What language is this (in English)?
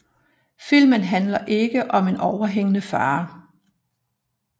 Danish